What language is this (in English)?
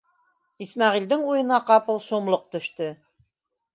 Bashkir